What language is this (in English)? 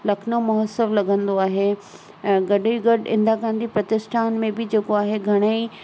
Sindhi